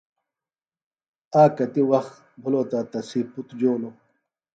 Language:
Phalura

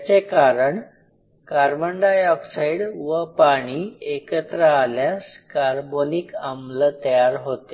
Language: Marathi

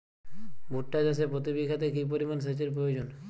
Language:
Bangla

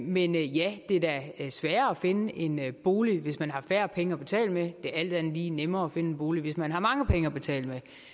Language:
Danish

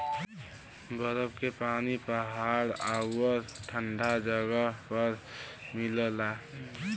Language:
Bhojpuri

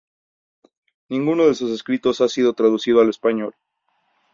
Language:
Spanish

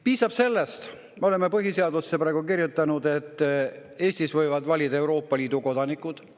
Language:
Estonian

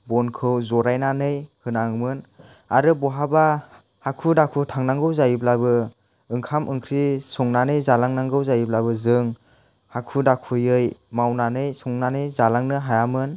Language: Bodo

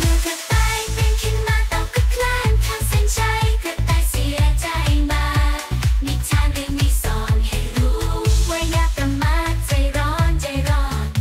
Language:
Thai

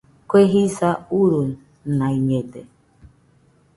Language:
Nüpode Huitoto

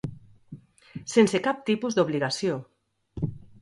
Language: Catalan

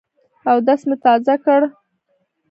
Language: Pashto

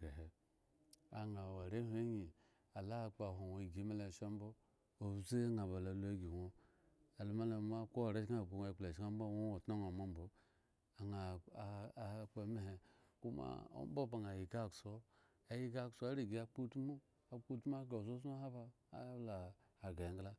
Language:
Eggon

